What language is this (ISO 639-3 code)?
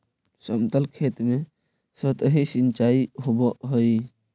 mag